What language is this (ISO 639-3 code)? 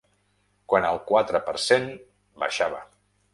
cat